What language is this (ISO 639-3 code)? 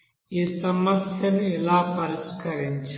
tel